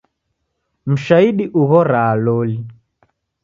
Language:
Taita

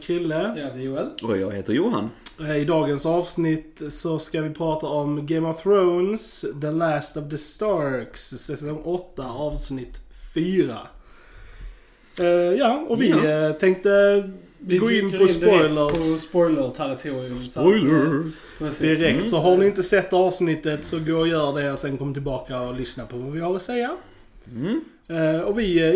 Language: Swedish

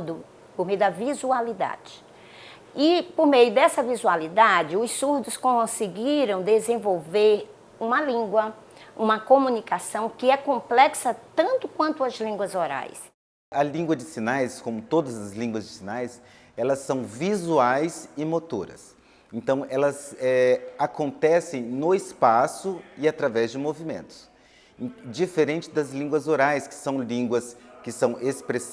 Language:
Portuguese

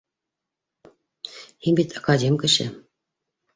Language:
Bashkir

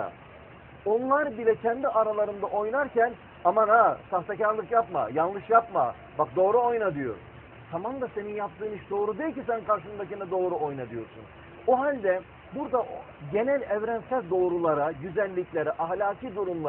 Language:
Turkish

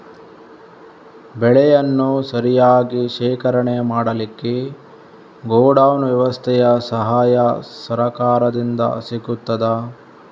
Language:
Kannada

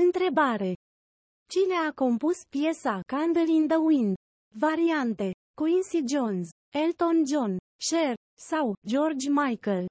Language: Romanian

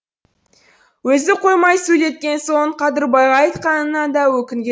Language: Kazakh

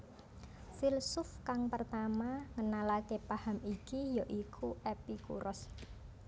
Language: Javanese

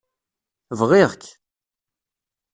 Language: Kabyle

